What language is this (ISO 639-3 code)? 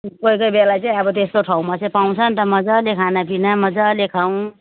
nep